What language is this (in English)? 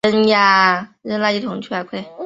Chinese